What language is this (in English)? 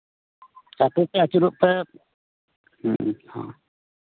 Santali